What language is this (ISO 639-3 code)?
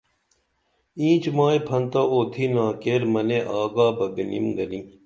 dml